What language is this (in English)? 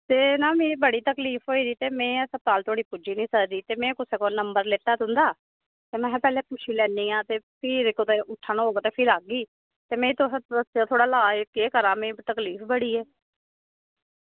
Dogri